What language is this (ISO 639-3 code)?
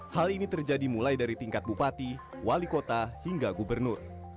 ind